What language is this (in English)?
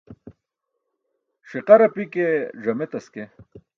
Burushaski